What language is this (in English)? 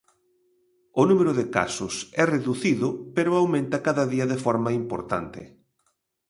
Galician